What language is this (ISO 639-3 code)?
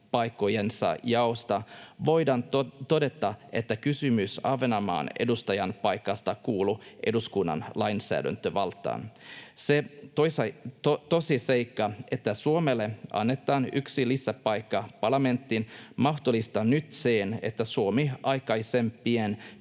fin